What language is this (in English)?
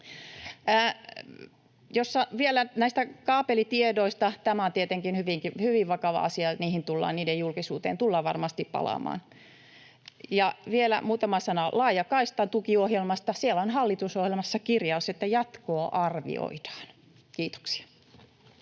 Finnish